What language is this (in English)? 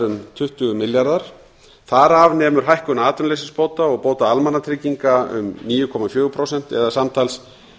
Icelandic